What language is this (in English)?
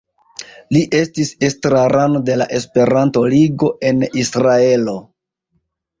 Esperanto